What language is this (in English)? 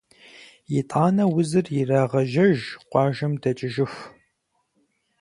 Kabardian